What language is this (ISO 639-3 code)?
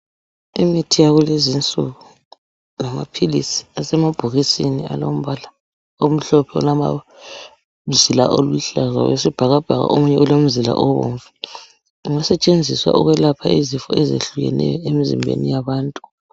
nde